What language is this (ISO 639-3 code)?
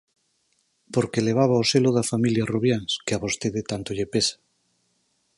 glg